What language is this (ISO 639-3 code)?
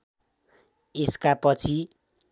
nep